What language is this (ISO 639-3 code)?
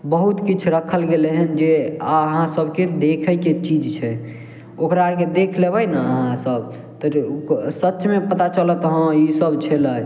mai